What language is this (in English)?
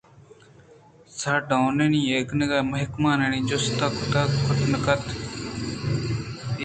Eastern Balochi